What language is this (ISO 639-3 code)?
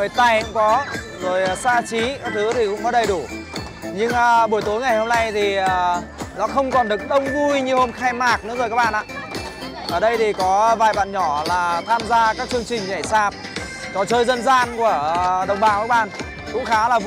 vie